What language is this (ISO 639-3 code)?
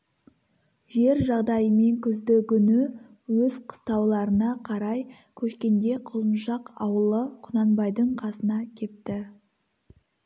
kaz